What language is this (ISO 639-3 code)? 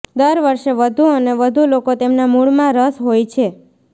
guj